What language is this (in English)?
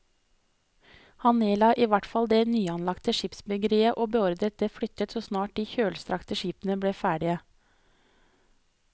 Norwegian